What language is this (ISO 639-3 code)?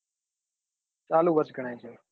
guj